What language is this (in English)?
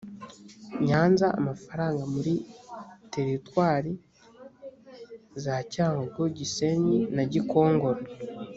Kinyarwanda